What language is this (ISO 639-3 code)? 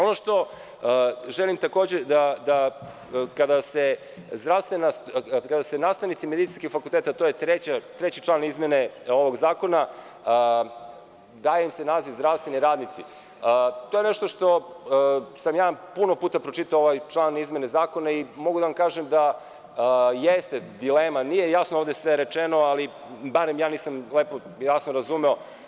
srp